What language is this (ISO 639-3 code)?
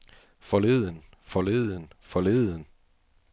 dan